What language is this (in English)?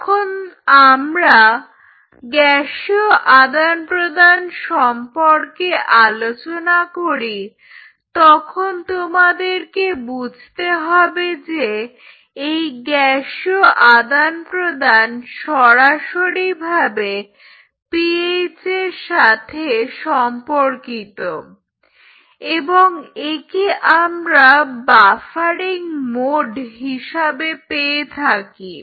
Bangla